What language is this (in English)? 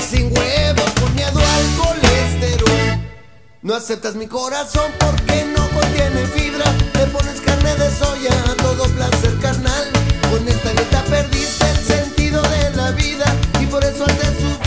Spanish